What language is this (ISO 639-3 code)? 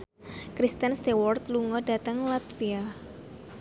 jav